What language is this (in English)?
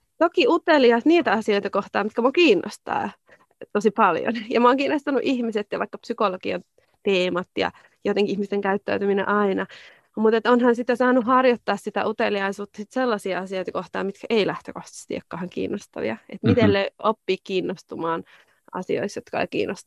Finnish